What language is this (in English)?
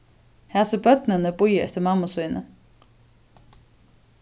Faroese